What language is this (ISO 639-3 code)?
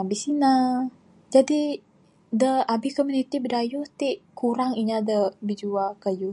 sdo